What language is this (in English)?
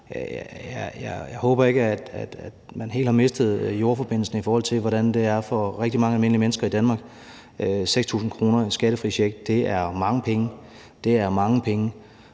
Danish